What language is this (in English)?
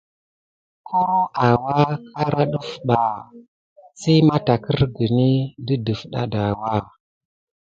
Gidar